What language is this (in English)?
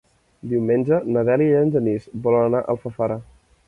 Catalan